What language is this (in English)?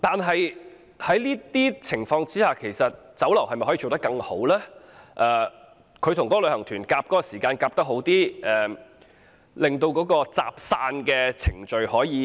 Cantonese